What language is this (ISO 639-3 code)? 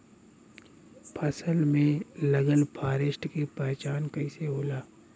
bho